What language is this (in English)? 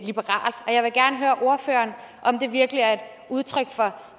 Danish